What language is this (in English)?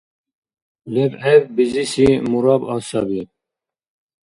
Dargwa